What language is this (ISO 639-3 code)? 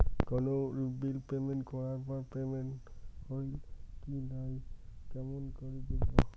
ben